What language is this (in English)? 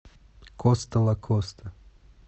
Russian